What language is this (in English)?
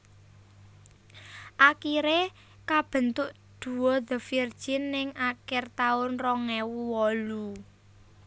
Javanese